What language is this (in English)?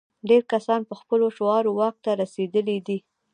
Pashto